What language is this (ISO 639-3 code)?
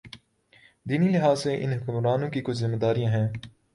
urd